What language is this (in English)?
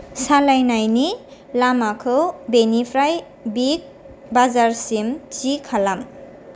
Bodo